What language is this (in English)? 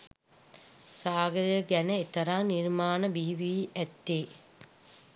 Sinhala